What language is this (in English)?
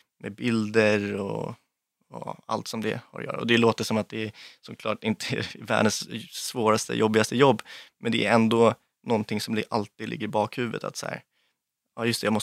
Swedish